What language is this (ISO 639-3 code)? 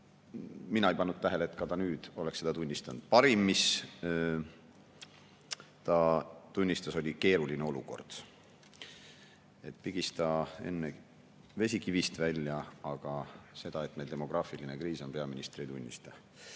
est